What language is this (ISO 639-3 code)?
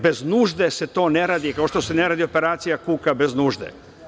srp